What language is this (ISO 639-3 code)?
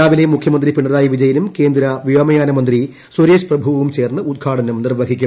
mal